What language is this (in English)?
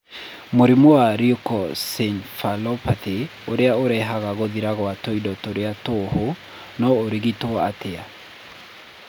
Kikuyu